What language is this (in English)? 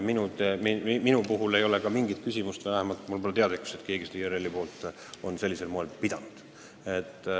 Estonian